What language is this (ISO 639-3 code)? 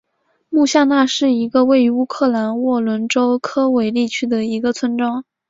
zho